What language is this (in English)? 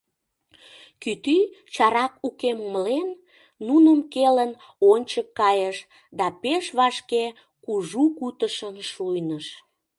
Mari